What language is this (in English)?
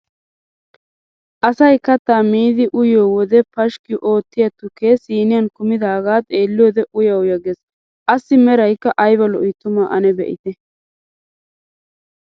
Wolaytta